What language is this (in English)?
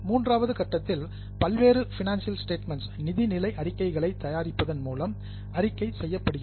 Tamil